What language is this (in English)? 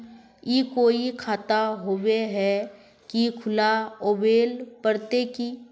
Magahi